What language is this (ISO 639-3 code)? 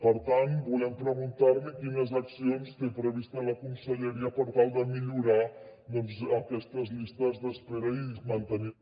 cat